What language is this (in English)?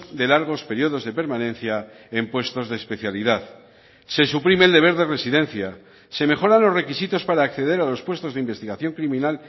Spanish